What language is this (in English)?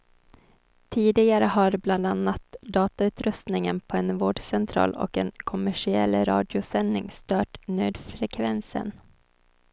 Swedish